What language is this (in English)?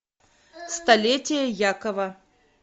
Russian